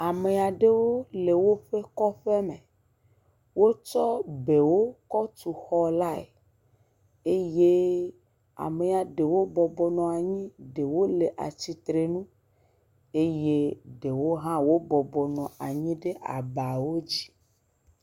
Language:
Ewe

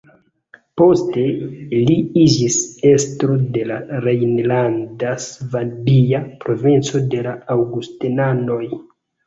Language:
Esperanto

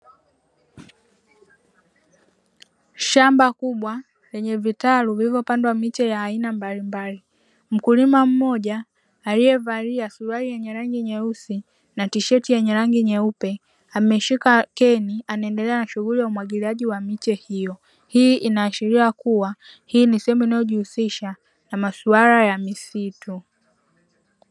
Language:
Swahili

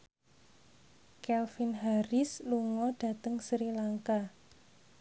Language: Javanese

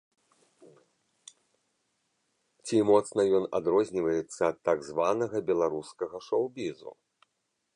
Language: Belarusian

